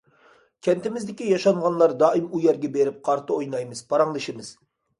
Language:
Uyghur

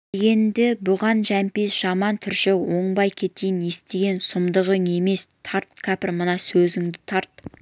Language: Kazakh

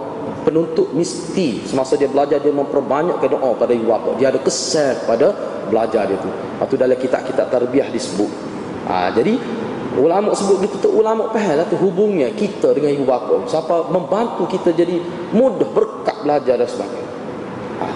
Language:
Malay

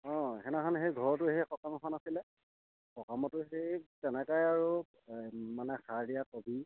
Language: Assamese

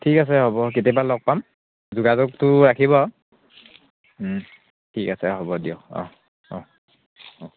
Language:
Assamese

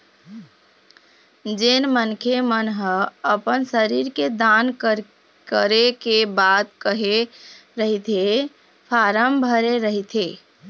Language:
Chhattisgarhi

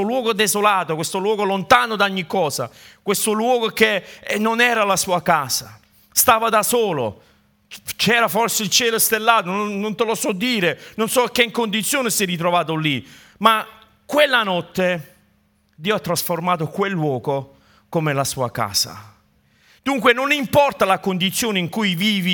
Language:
Italian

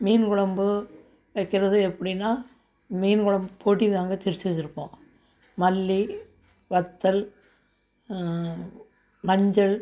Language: Tamil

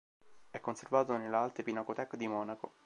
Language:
Italian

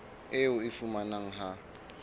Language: Southern Sotho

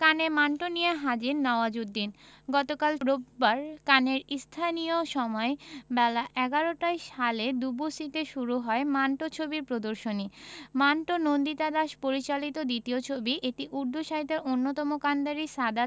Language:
Bangla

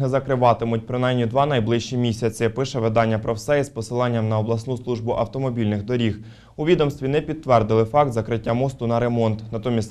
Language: Ukrainian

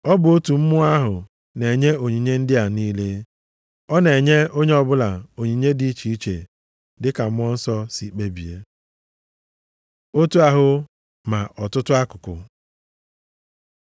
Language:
Igbo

